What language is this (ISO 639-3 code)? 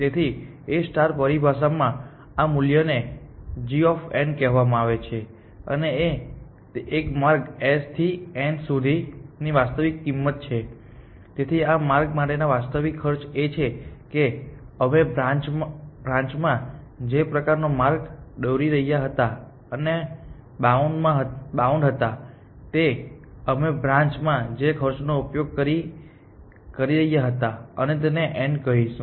guj